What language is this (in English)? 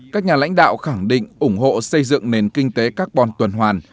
Vietnamese